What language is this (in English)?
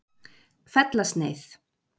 Icelandic